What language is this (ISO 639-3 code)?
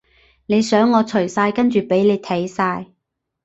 yue